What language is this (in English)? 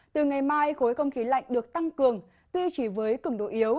Vietnamese